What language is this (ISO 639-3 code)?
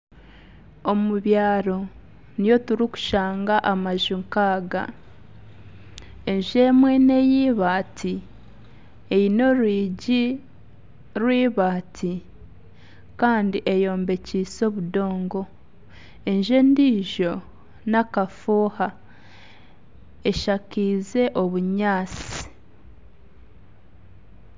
nyn